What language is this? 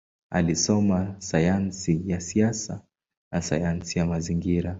Swahili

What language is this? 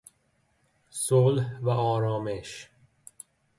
Persian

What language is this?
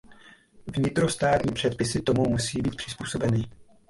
Czech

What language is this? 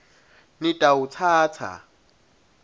Swati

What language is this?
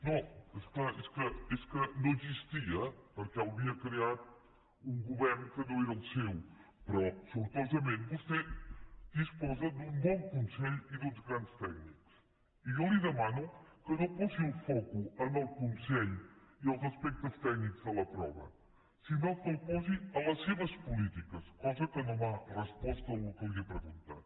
Catalan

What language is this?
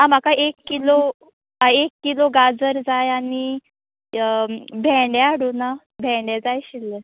Konkani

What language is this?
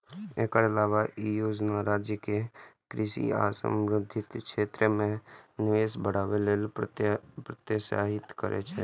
Maithili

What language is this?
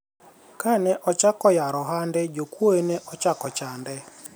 Luo (Kenya and Tanzania)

